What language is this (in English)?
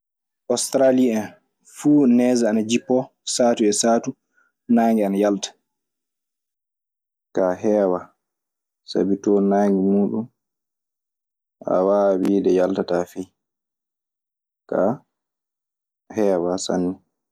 Maasina Fulfulde